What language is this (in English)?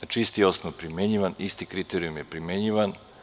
Serbian